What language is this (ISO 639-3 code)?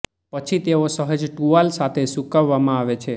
guj